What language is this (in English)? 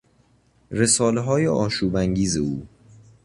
Persian